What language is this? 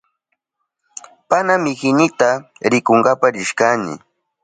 Southern Pastaza Quechua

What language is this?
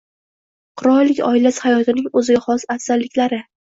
Uzbek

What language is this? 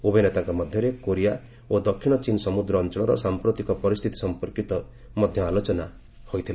Odia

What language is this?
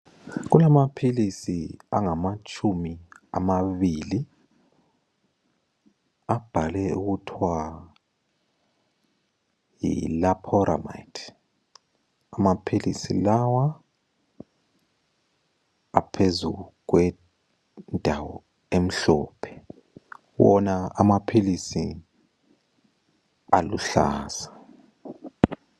North Ndebele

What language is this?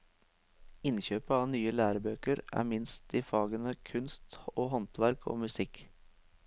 Norwegian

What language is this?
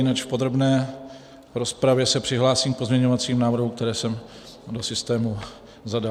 Czech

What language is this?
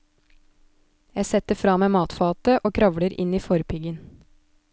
Norwegian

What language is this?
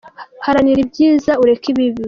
Kinyarwanda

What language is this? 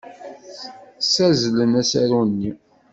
Kabyle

